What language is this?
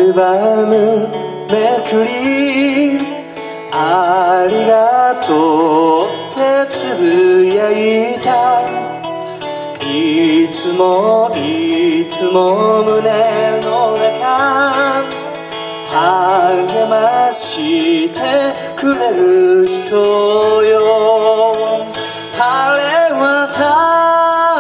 Korean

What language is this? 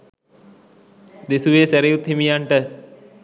Sinhala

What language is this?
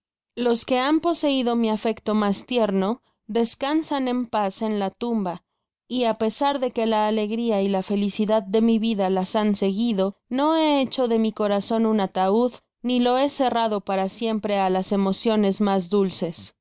Spanish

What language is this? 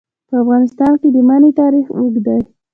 Pashto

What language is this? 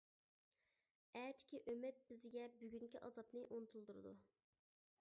Uyghur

